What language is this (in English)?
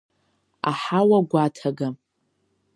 Abkhazian